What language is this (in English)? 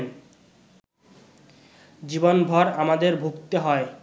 Bangla